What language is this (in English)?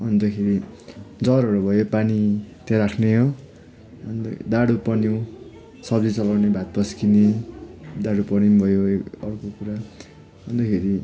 Nepali